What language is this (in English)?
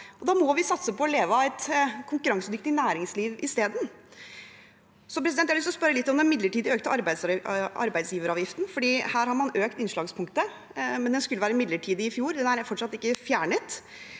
Norwegian